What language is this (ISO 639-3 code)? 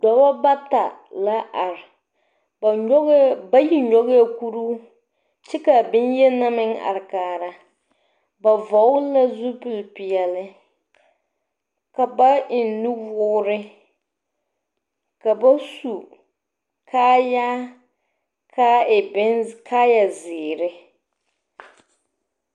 dga